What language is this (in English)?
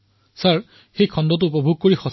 Assamese